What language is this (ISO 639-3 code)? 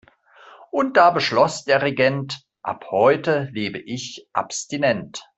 deu